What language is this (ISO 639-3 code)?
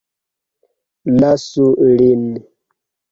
epo